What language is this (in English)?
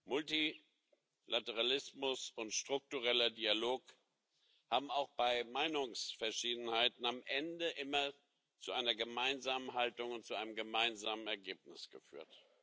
German